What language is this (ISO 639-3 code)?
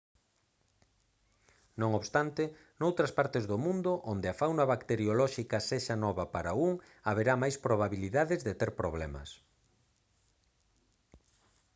glg